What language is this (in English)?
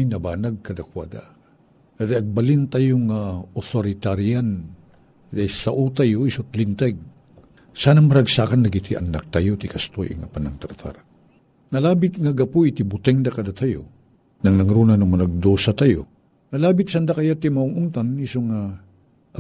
Filipino